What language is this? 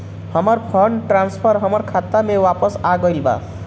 Bhojpuri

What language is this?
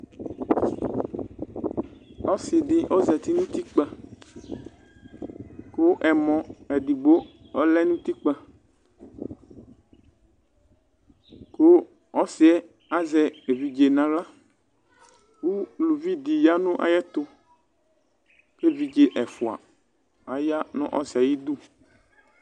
Ikposo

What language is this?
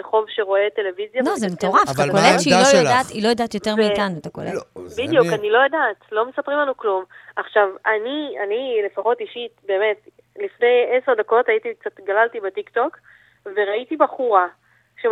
Hebrew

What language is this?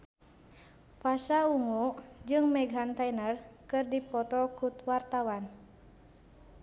Sundanese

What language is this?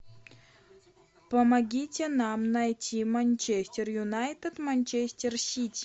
Russian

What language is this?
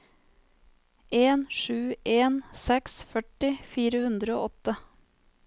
Norwegian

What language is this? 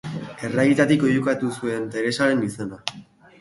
Basque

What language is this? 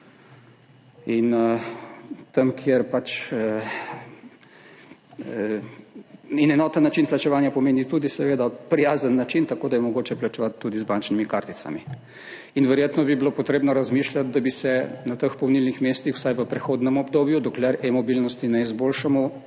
Slovenian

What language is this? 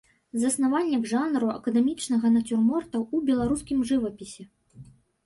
Belarusian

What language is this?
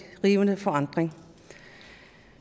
Danish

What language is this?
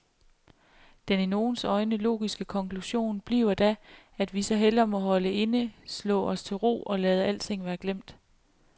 Danish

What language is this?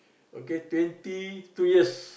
English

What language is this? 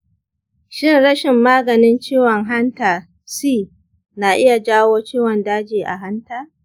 Hausa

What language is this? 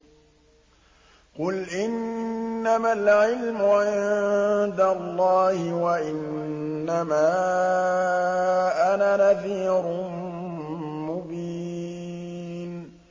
Arabic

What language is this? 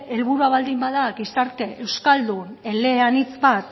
Basque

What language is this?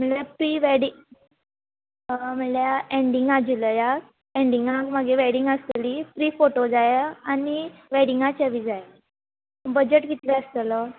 Konkani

